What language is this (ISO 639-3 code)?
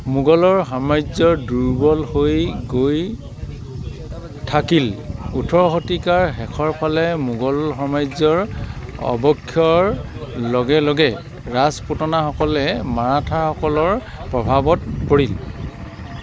asm